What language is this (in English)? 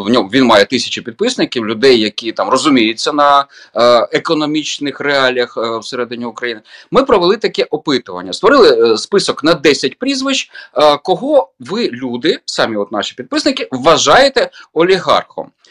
Ukrainian